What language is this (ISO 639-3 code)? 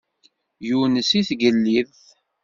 kab